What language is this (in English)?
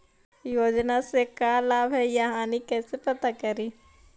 Magahi